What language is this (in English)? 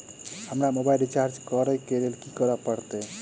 Maithili